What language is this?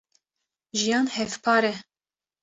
Kurdish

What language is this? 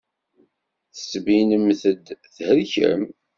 Kabyle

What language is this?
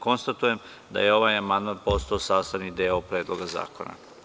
Serbian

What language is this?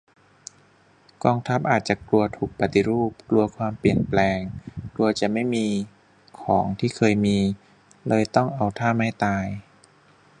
Thai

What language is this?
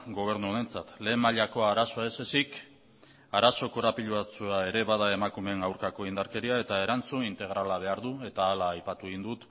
Basque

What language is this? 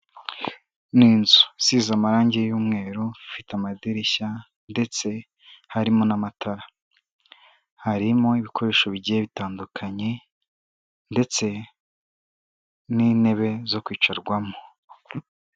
Kinyarwanda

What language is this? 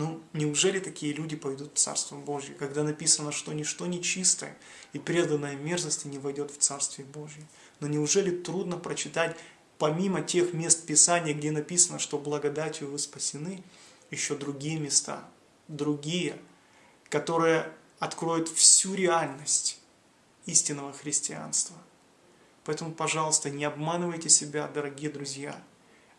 Russian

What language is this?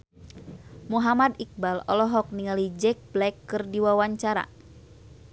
Sundanese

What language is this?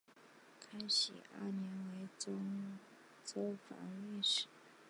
Chinese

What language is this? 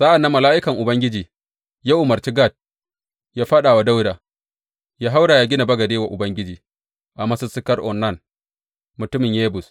Hausa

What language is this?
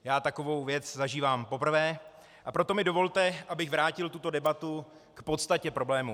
Czech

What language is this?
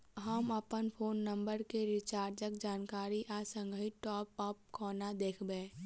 Maithili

